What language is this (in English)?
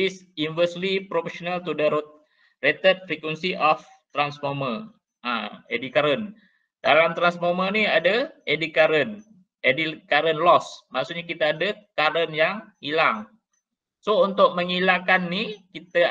Malay